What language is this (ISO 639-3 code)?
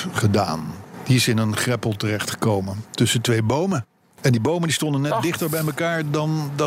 nld